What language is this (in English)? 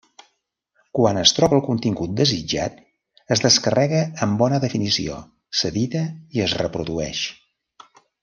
Catalan